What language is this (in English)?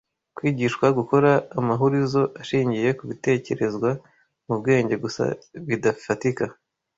Kinyarwanda